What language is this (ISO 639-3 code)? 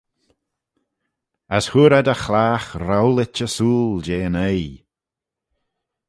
glv